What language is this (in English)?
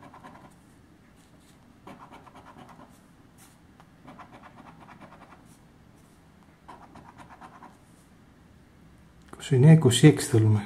Greek